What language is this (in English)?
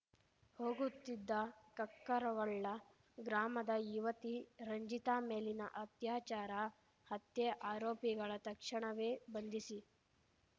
Kannada